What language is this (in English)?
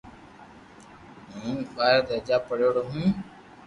Loarki